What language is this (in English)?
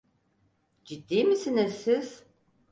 Turkish